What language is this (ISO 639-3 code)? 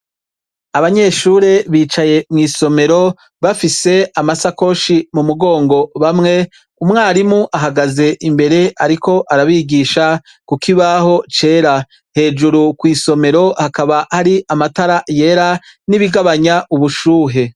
run